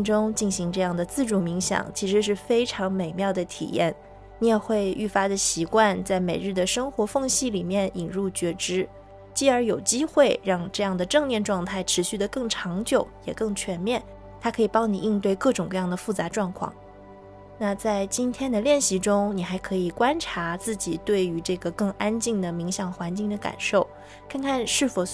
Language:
Chinese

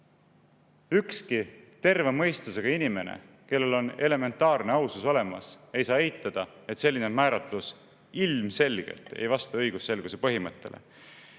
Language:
Estonian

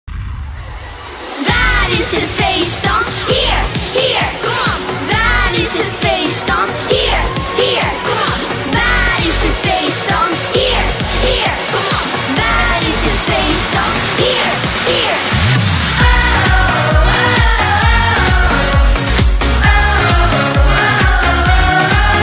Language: Dutch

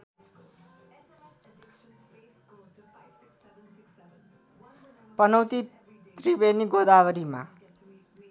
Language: Nepali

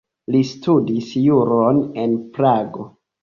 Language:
Esperanto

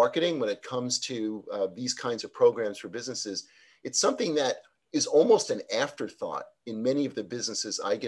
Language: English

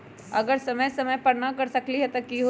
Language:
Magahi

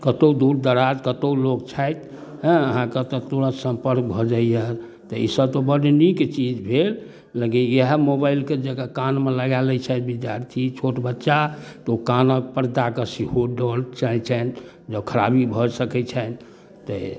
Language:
Maithili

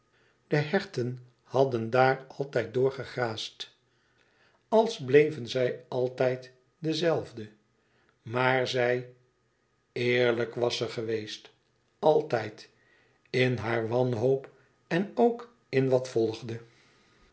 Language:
Dutch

